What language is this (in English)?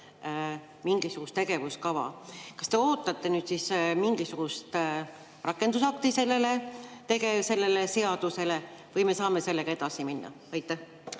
Estonian